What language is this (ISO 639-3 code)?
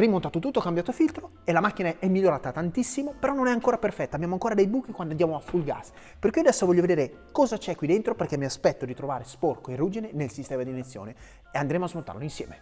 ita